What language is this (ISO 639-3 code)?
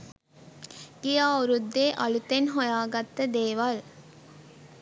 sin